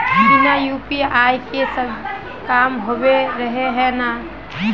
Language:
Magahi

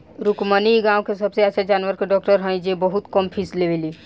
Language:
Bhojpuri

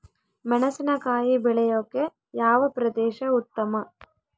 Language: Kannada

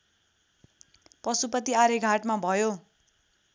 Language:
Nepali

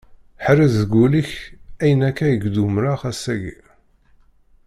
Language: Kabyle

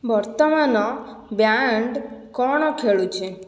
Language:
Odia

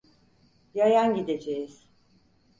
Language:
Turkish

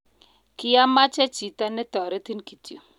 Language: Kalenjin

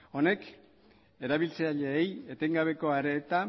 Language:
Basque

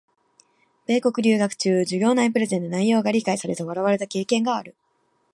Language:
Japanese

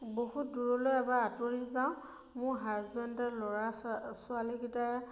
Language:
Assamese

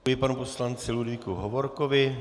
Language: Czech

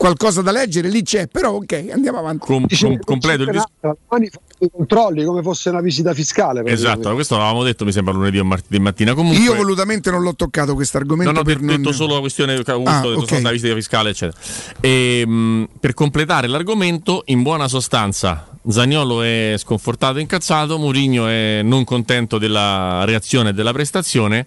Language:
Italian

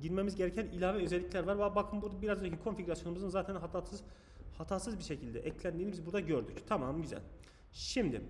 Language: Turkish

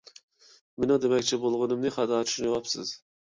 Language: Uyghur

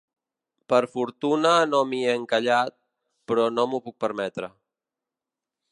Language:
Catalan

